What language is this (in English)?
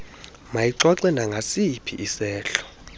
Xhosa